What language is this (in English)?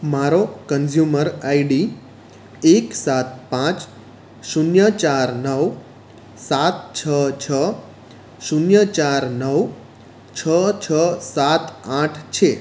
Gujarati